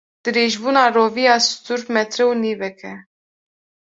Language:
Kurdish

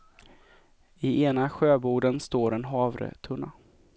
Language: Swedish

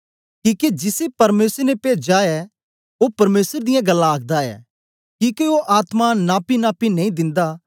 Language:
Dogri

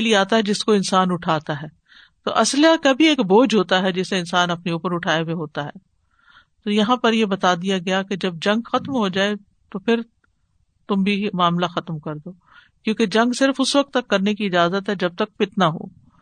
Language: Urdu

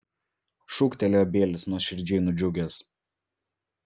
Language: Lithuanian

